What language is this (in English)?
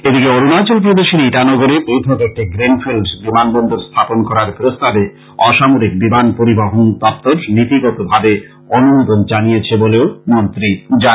Bangla